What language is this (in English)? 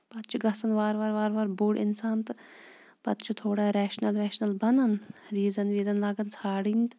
Kashmiri